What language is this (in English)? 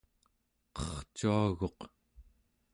Central Yupik